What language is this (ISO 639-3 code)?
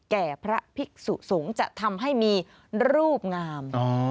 tha